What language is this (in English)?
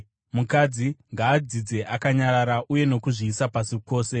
Shona